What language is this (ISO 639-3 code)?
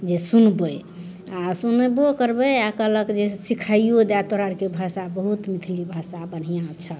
mai